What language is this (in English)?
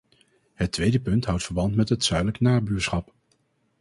Dutch